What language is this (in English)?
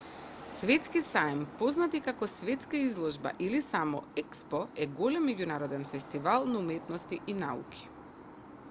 Macedonian